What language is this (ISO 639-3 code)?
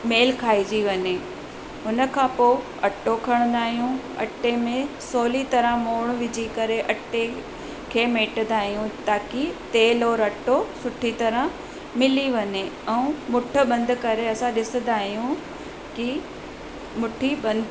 snd